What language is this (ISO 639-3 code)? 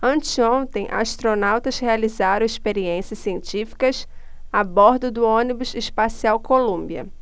por